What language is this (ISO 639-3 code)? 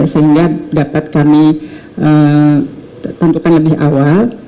ind